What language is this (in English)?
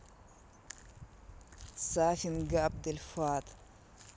Russian